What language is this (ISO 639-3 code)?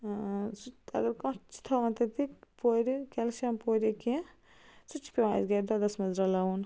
kas